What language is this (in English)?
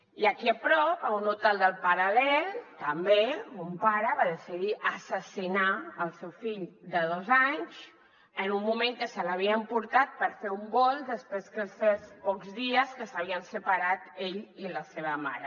Catalan